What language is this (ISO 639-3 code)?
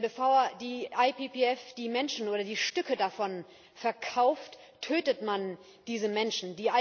deu